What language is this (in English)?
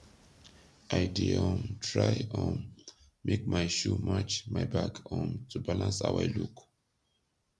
Nigerian Pidgin